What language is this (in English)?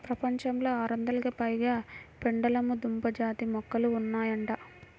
Telugu